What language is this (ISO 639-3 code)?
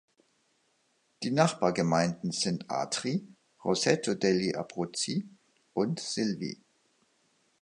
deu